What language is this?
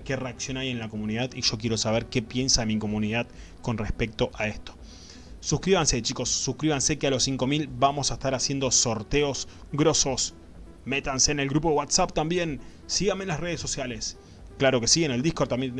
Spanish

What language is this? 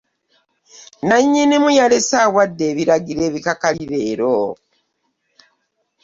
Ganda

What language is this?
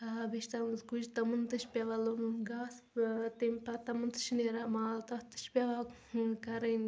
Kashmiri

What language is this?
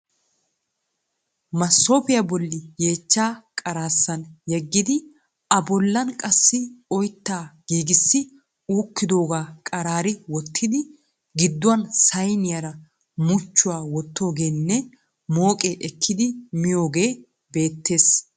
Wolaytta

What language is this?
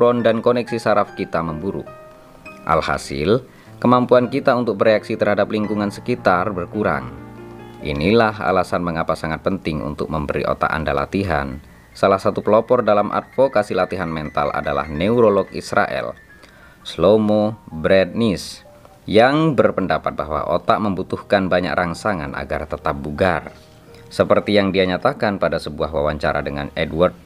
Indonesian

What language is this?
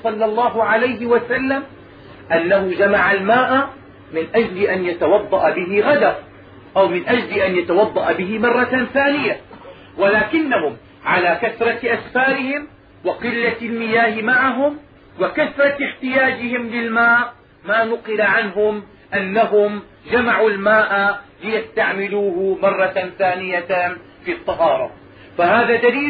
Arabic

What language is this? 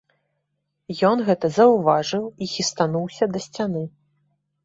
Belarusian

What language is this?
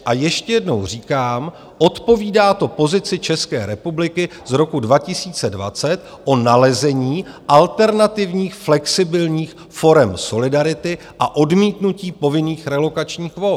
Czech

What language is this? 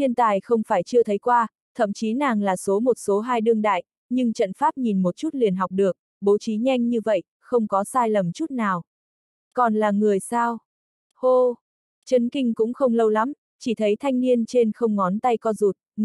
Vietnamese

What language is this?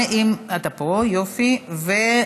Hebrew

